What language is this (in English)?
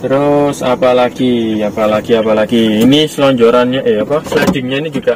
Indonesian